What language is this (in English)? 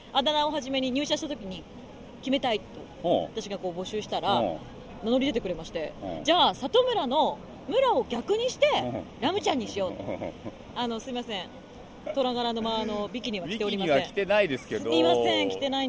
Japanese